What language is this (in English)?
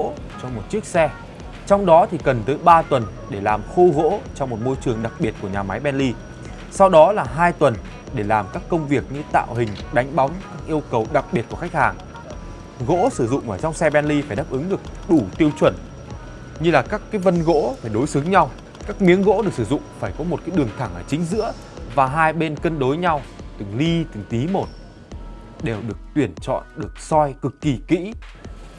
Vietnamese